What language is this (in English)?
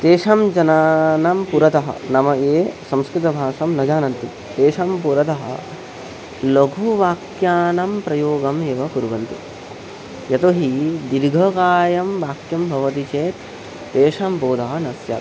Sanskrit